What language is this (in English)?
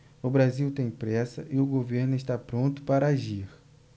Portuguese